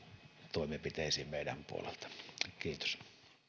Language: Finnish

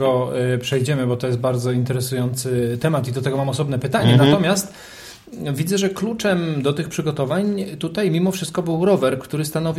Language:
Polish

